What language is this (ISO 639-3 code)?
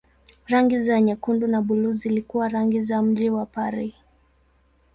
swa